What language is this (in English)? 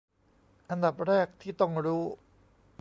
Thai